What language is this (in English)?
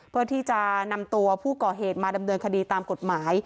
Thai